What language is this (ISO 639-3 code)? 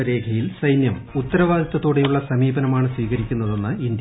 mal